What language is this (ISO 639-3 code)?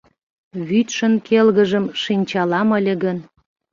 chm